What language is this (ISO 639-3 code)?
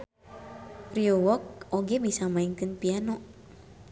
sun